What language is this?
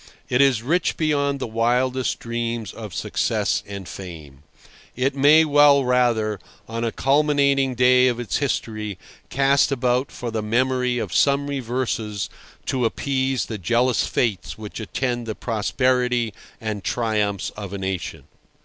English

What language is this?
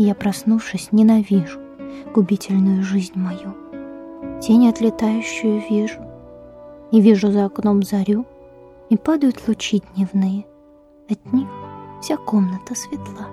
Russian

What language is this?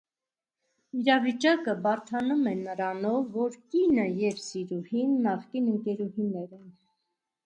Armenian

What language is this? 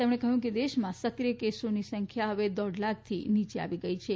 Gujarati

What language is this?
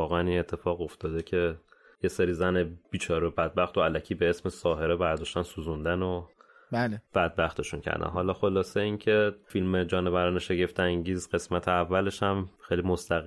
Persian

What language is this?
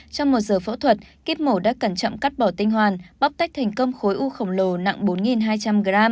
Vietnamese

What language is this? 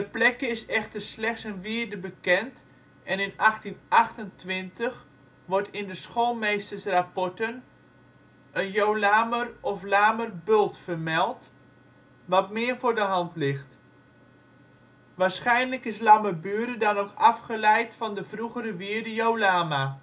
Dutch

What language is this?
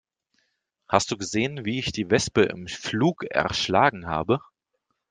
German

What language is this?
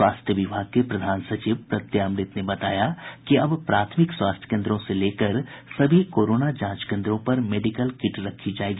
Hindi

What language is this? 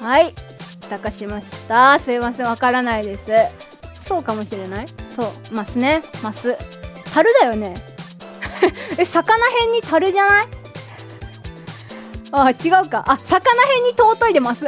Japanese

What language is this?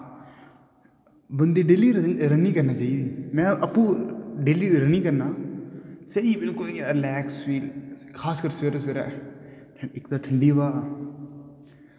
Dogri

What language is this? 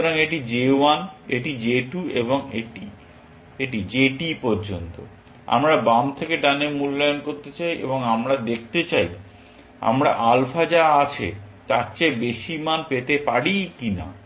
Bangla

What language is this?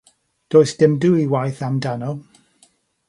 Welsh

